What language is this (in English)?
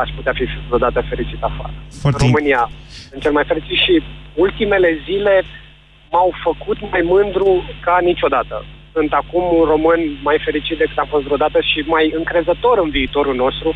Romanian